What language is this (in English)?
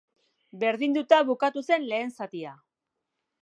Basque